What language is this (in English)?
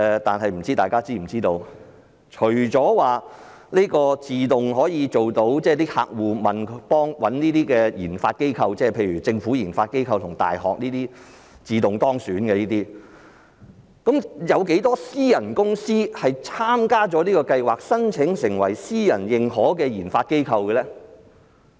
Cantonese